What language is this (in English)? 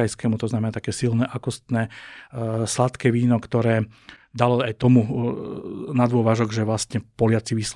Slovak